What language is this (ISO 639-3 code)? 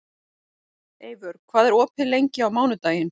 isl